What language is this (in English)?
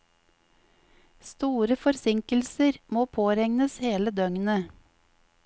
Norwegian